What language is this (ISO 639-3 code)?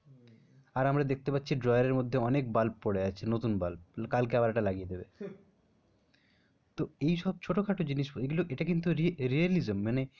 ben